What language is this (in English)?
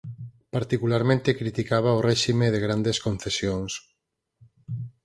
Galician